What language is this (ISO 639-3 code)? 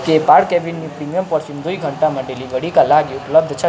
nep